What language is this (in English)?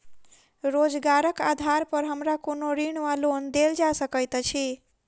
Maithili